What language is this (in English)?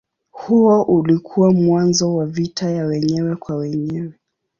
Swahili